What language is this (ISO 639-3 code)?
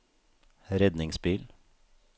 nor